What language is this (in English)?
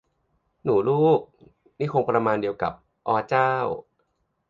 Thai